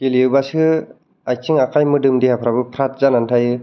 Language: Bodo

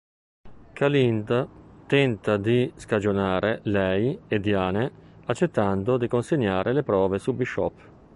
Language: Italian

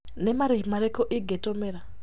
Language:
Kikuyu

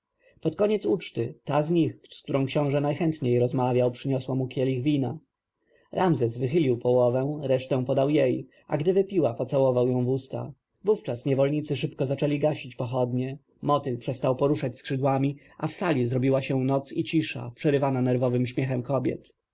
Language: Polish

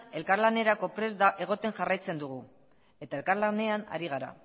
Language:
Basque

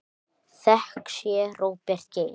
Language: Icelandic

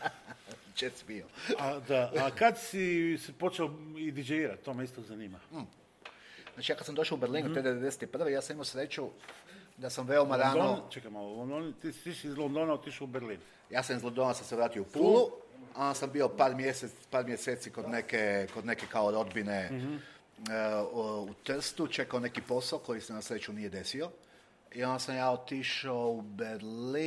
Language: Croatian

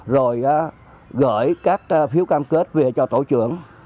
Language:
Vietnamese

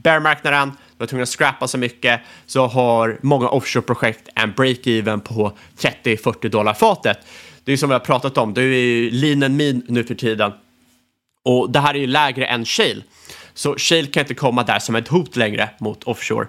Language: Swedish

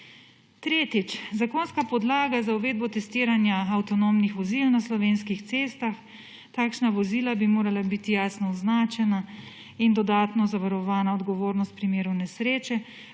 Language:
Slovenian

